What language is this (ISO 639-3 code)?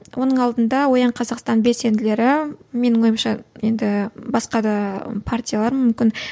kaz